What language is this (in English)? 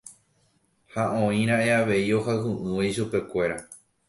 Guarani